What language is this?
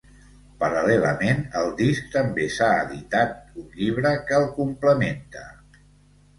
Catalan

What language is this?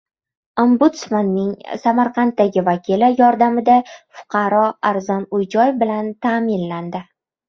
Uzbek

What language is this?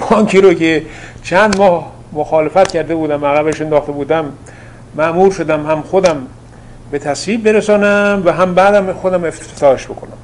Persian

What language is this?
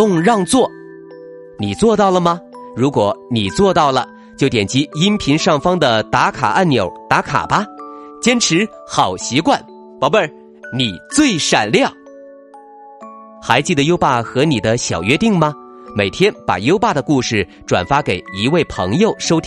Chinese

